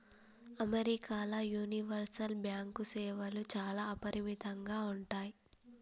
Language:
Telugu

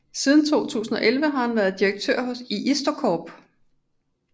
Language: Danish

